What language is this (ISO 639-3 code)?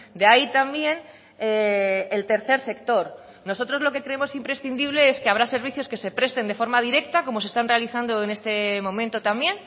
spa